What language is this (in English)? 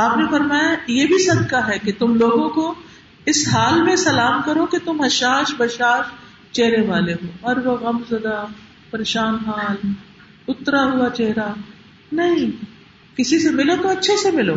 Urdu